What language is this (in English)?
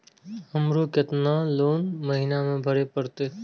Maithili